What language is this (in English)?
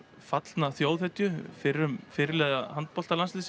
Icelandic